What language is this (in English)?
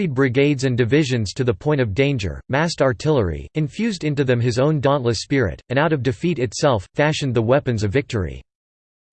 English